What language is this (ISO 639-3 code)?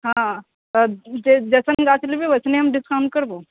mai